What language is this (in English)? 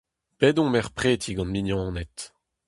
Breton